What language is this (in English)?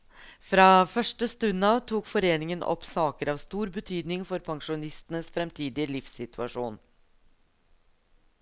Norwegian